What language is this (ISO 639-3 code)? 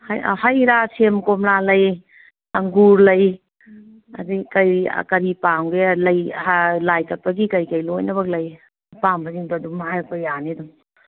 mni